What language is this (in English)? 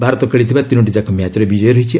Odia